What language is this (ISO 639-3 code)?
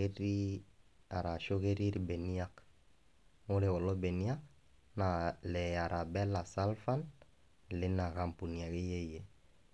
mas